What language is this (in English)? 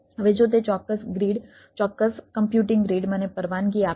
Gujarati